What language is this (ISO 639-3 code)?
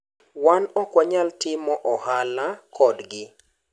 luo